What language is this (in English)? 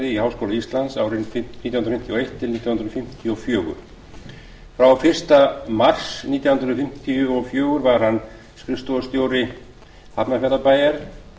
Icelandic